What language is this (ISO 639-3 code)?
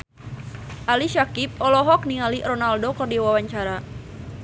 sun